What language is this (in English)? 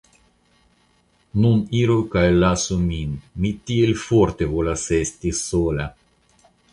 Esperanto